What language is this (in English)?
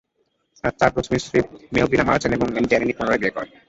Bangla